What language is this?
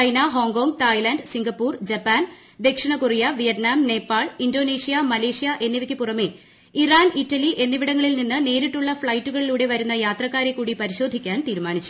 Malayalam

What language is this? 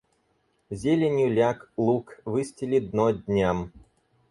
Russian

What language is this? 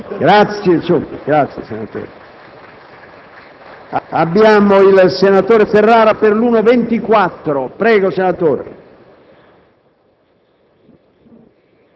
Italian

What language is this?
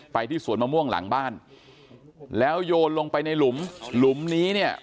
Thai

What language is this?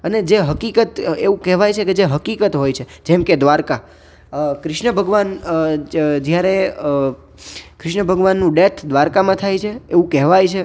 Gujarati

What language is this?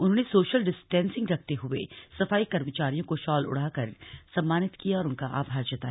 Hindi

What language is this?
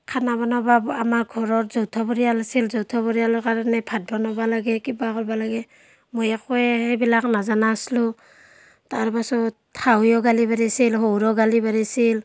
Assamese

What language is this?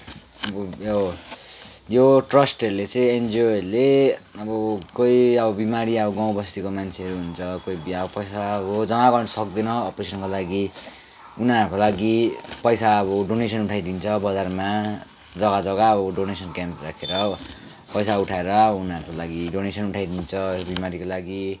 Nepali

